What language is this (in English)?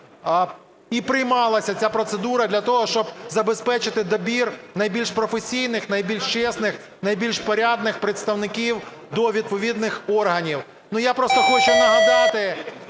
Ukrainian